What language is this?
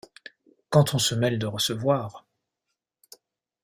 French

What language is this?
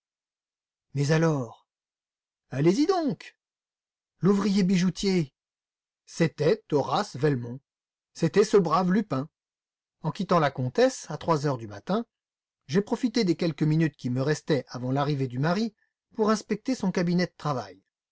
French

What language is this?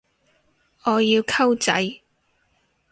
Cantonese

